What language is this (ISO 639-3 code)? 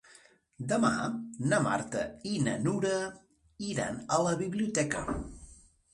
cat